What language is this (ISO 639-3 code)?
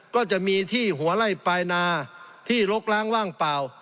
tha